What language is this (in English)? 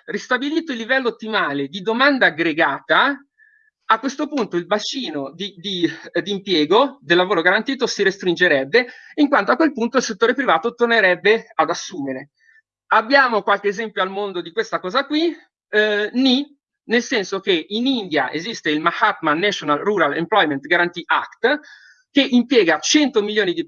Italian